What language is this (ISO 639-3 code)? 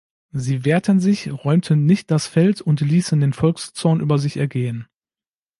deu